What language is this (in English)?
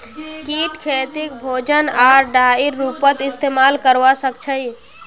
Magahi